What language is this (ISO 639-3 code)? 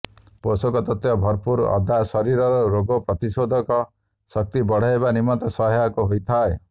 ori